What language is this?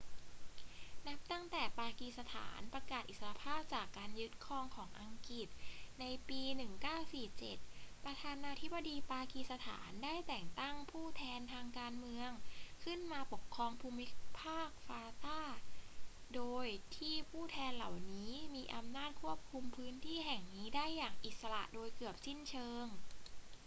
Thai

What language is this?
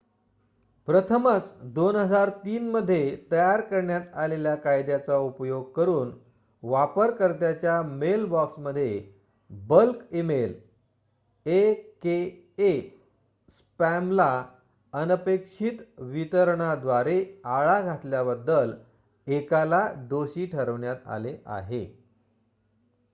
Marathi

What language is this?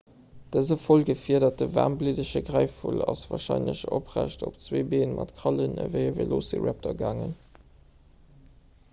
Luxembourgish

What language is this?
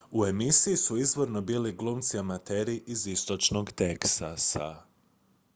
Croatian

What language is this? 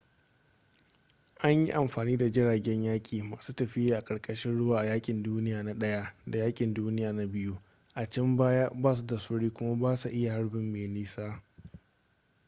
Hausa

